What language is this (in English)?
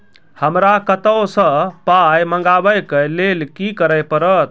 Maithili